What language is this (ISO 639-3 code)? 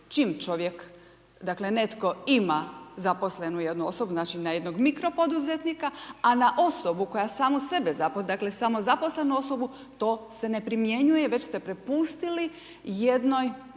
hrv